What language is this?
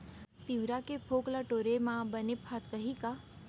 Chhattisgarhi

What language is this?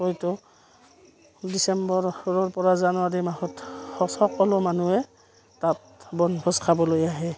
Assamese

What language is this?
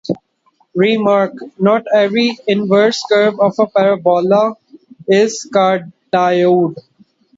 English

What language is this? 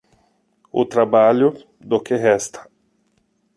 Portuguese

